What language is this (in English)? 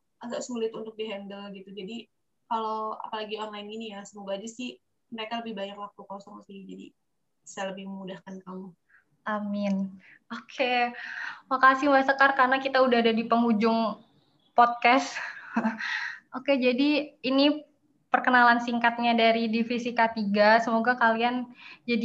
Indonesian